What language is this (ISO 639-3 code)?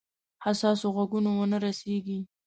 pus